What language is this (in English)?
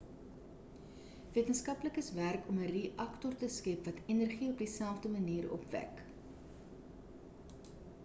Afrikaans